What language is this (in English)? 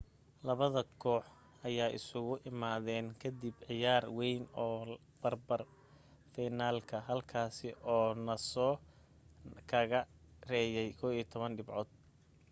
Somali